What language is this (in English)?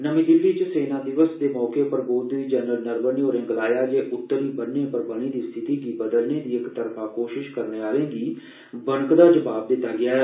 Dogri